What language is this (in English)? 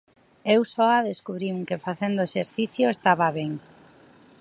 Galician